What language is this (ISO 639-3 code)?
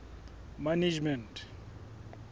sot